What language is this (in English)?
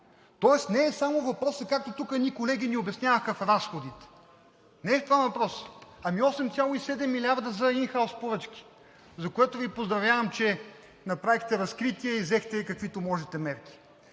Bulgarian